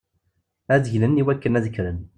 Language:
Kabyle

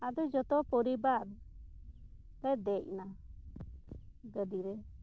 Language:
Santali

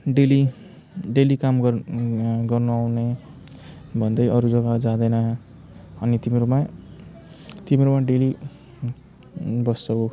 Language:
Nepali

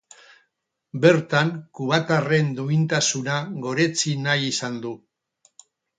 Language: Basque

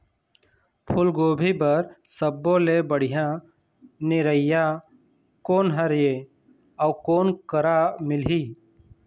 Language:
Chhattisgarhi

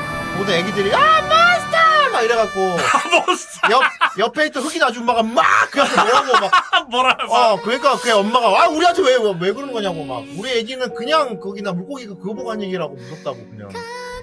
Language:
Korean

